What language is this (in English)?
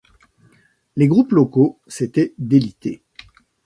French